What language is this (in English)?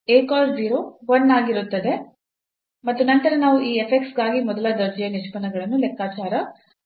Kannada